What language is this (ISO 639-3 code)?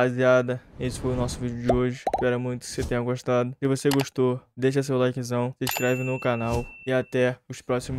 por